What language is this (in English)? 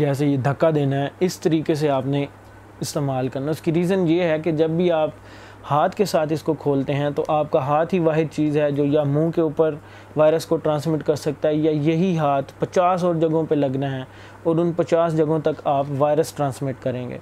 Urdu